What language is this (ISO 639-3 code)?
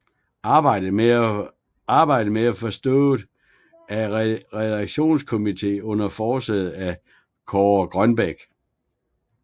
dan